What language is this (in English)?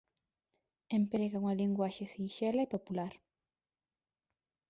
Galician